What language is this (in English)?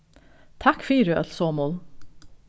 Faroese